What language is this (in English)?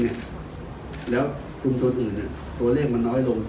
Thai